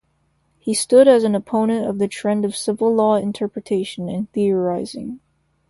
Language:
English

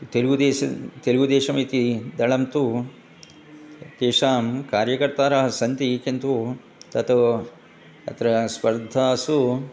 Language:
Sanskrit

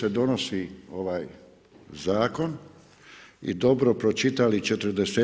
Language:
Croatian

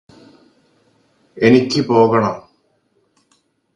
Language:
Malayalam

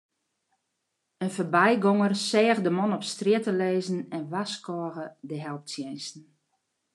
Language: Western Frisian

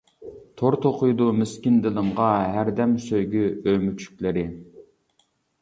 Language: Uyghur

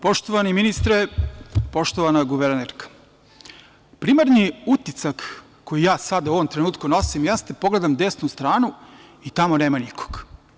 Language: Serbian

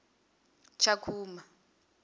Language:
Venda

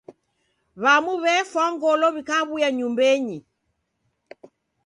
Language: Taita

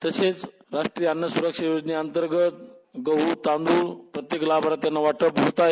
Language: Marathi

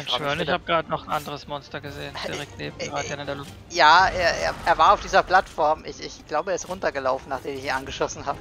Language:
German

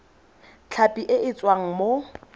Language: Tswana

